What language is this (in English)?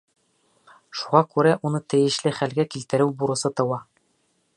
Bashkir